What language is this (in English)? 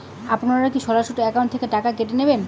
Bangla